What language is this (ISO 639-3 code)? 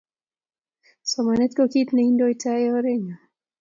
kln